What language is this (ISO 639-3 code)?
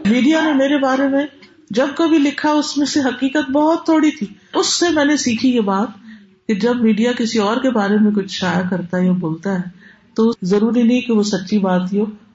urd